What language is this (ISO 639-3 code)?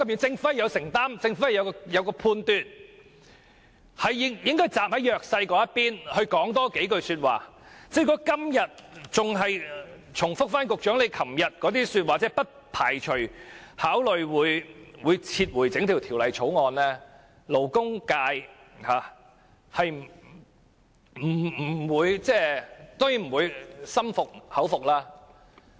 yue